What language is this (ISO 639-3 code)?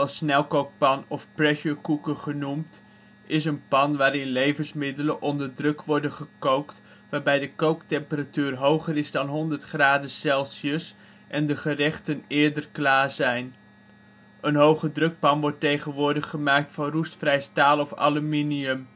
nld